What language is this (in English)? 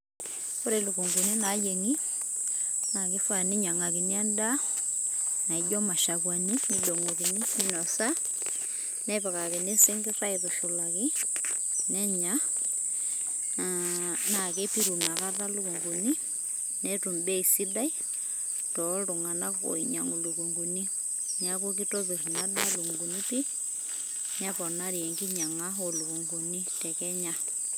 Masai